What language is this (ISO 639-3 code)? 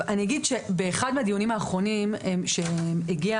heb